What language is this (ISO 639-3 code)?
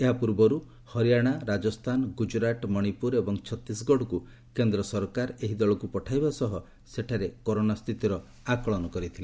ori